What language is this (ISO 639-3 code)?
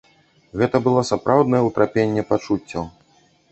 bel